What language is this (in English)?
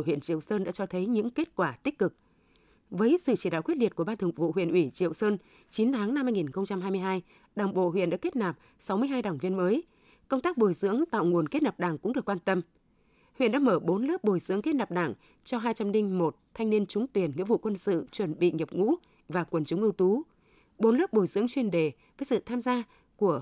Vietnamese